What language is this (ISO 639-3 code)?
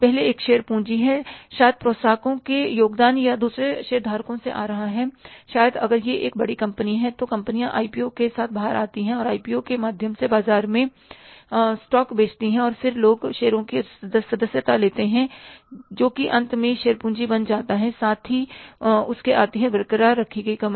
hin